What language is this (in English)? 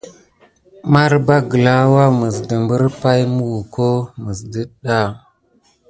Gidar